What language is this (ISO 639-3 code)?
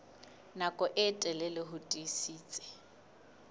sot